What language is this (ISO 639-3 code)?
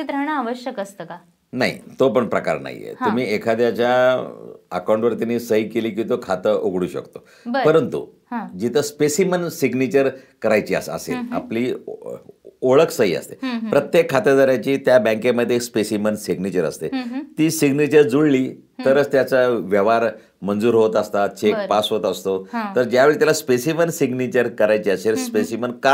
mar